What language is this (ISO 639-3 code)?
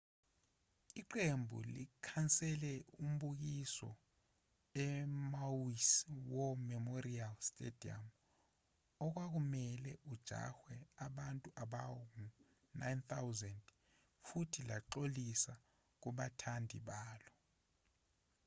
zul